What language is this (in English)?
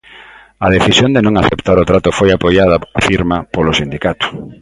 Galician